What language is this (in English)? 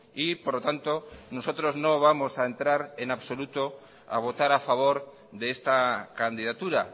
Spanish